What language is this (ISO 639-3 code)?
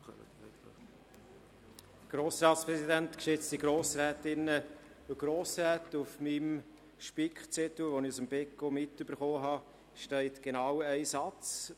gsw